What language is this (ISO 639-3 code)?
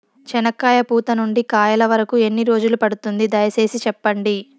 tel